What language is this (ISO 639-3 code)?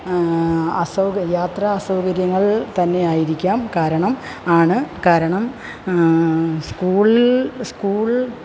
mal